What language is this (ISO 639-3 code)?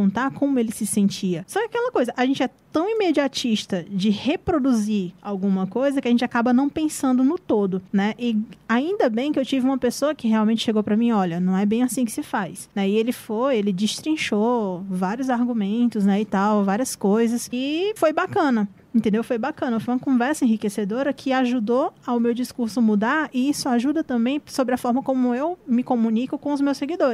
por